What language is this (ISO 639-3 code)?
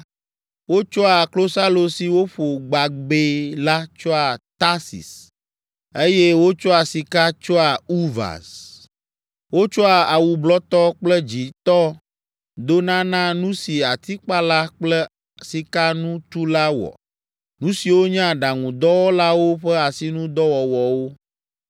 ewe